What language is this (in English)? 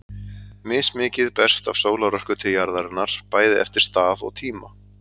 Icelandic